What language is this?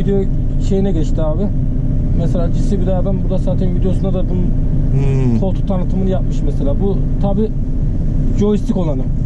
Turkish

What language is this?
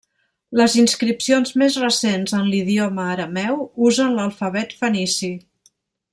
Catalan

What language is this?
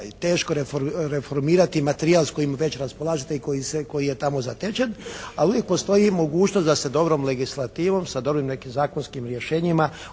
Croatian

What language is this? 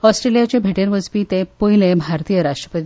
Konkani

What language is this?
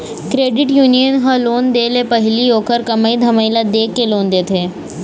Chhattisgarhi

